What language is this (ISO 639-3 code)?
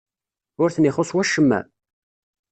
kab